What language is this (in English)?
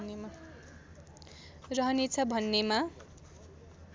Nepali